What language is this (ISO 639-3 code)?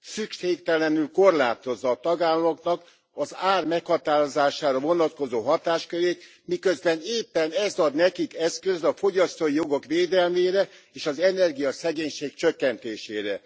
hun